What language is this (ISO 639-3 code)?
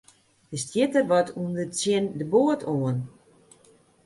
fry